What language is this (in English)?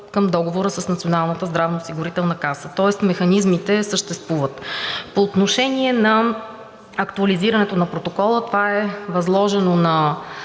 Bulgarian